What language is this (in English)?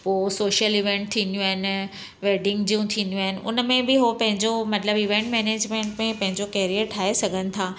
Sindhi